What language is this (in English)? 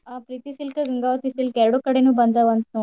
Kannada